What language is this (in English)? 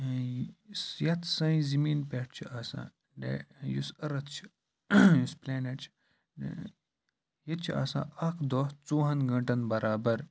Kashmiri